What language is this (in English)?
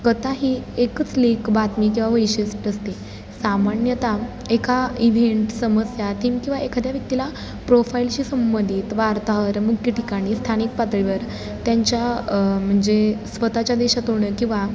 Marathi